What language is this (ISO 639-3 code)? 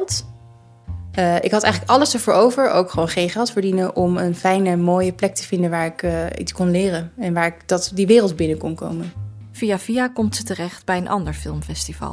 nld